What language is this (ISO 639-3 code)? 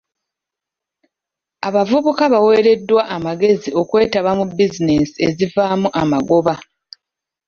lug